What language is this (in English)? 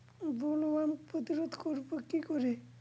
Bangla